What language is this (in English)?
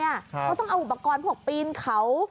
Thai